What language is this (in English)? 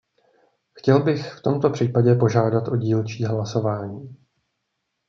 Czech